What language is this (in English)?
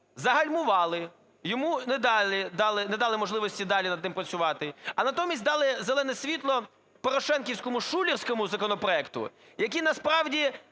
Ukrainian